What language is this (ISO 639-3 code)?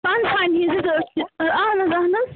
kas